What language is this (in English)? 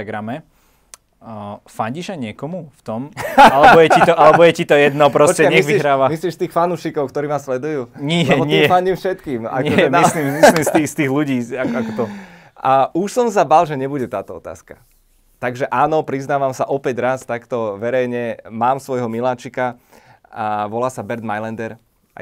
Slovak